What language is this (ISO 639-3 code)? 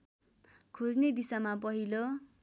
nep